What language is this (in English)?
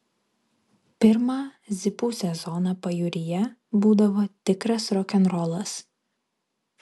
Lithuanian